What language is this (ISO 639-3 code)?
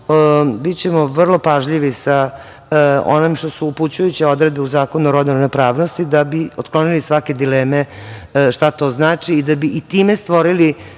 srp